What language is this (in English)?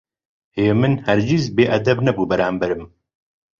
Central Kurdish